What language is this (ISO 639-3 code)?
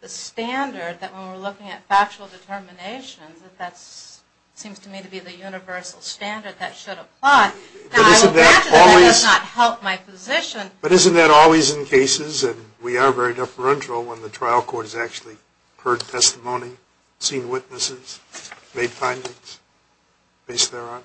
eng